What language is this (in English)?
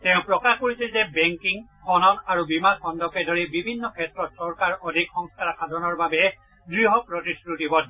Assamese